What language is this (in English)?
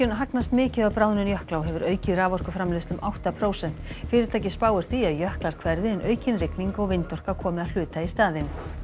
Icelandic